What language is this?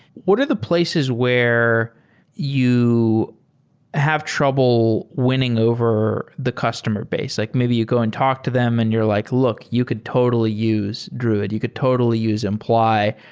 English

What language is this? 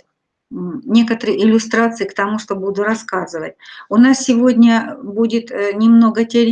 Russian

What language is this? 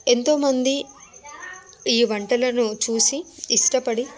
Telugu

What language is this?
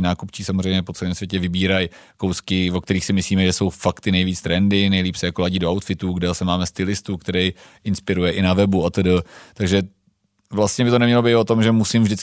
Czech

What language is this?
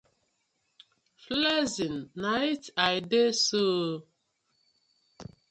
Nigerian Pidgin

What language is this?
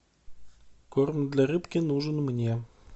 Russian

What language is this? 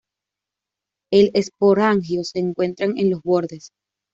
Spanish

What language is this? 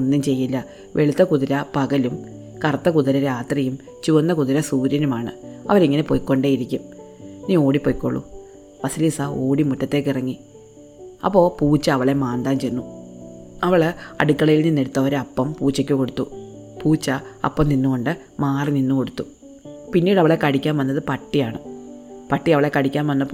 Malayalam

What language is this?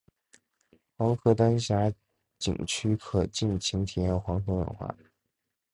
Chinese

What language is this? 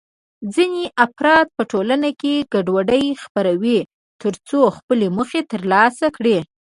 Pashto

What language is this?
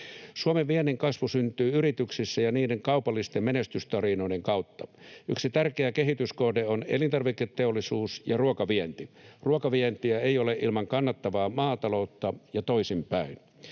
Finnish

